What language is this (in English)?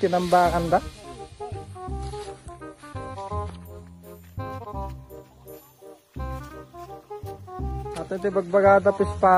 Indonesian